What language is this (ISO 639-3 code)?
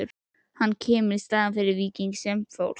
isl